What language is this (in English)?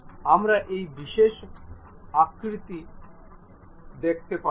Bangla